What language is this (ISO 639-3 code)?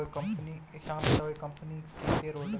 hin